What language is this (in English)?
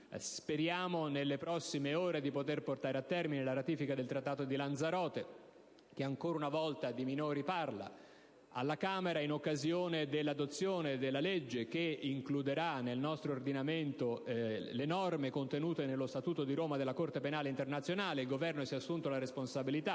Italian